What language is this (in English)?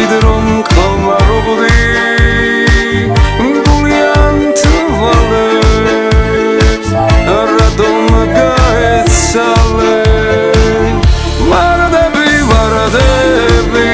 Georgian